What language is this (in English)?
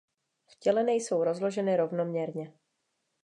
Czech